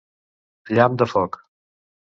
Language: Catalan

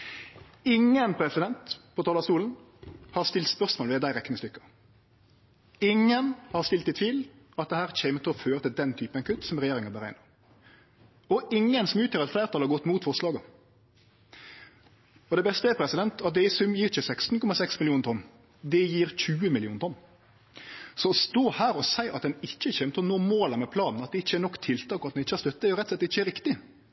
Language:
Norwegian Nynorsk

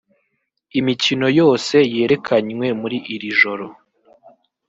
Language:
Kinyarwanda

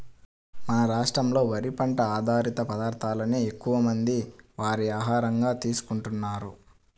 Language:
Telugu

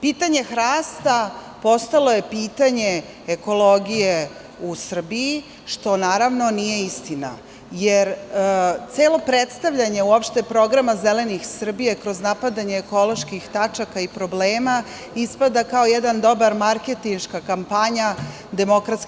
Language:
Serbian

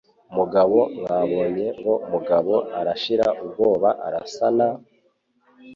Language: Kinyarwanda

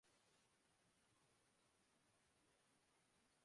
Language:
Urdu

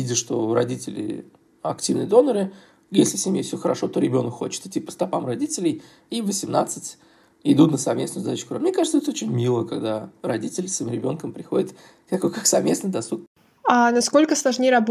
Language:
Russian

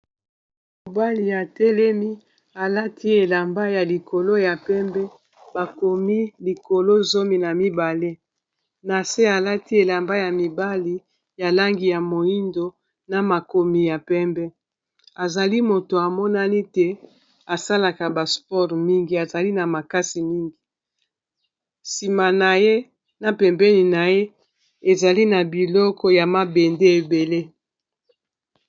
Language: Lingala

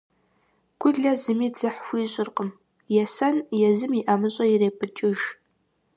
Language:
Kabardian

